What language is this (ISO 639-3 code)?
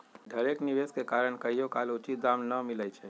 mag